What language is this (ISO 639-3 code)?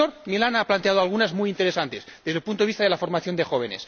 spa